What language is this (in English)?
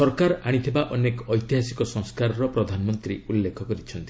Odia